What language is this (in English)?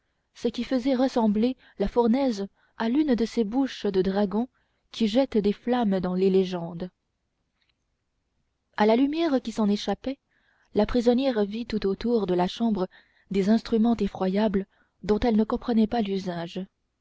French